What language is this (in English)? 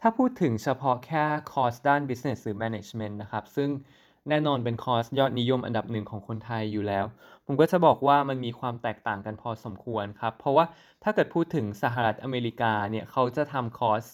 Thai